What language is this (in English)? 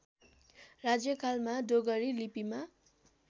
Nepali